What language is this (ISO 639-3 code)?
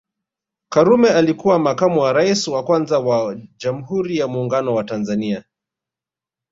swa